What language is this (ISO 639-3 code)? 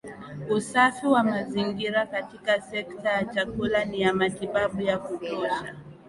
swa